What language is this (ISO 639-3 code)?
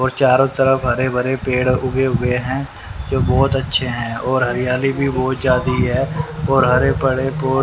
hin